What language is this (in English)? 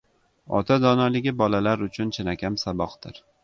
Uzbek